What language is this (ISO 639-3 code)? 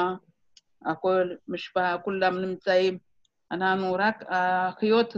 heb